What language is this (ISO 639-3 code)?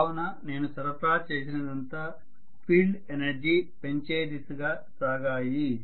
tel